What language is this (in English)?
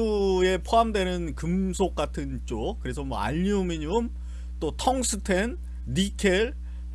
Korean